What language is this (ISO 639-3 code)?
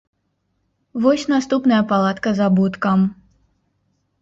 bel